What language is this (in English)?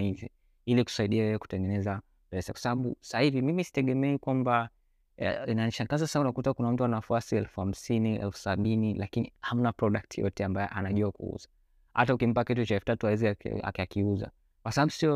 Swahili